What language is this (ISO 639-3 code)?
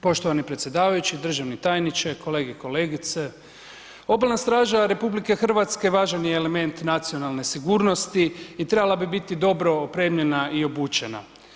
hrv